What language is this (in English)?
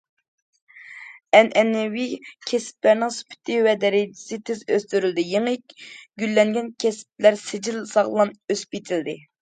Uyghur